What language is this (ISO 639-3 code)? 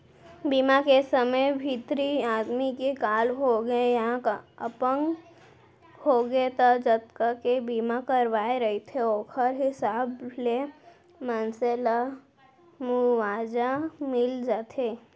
hne